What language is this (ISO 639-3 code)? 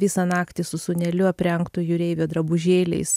lit